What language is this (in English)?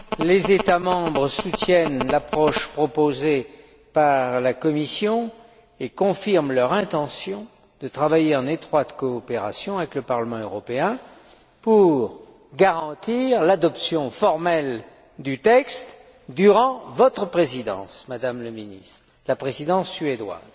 French